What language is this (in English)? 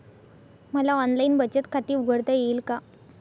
Marathi